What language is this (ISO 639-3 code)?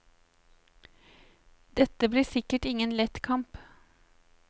nor